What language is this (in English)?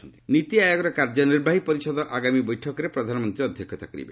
Odia